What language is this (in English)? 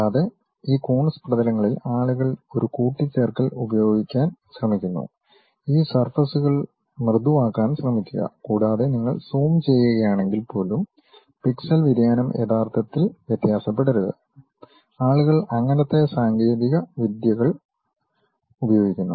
Malayalam